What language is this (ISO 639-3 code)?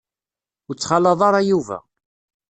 kab